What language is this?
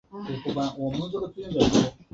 Chinese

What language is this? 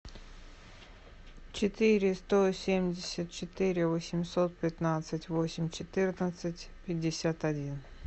Russian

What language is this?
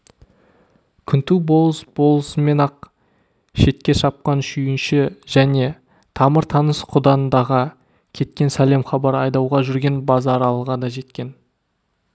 Kazakh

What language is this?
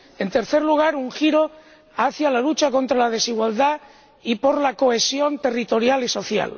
Spanish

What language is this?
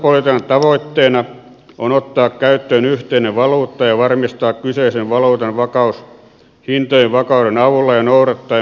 Finnish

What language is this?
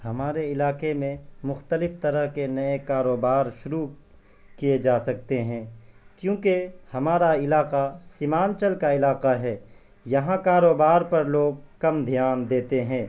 Urdu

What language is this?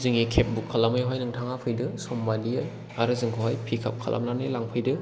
Bodo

